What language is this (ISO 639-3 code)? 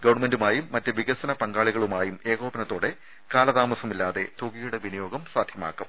mal